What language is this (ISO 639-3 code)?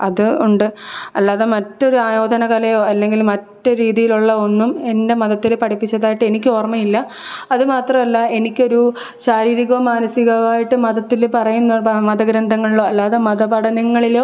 mal